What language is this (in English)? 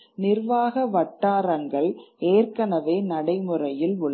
Tamil